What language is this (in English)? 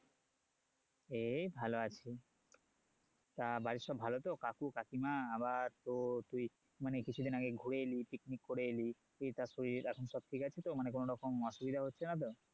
Bangla